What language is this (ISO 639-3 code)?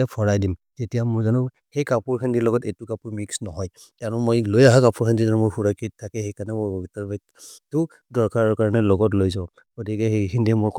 mrr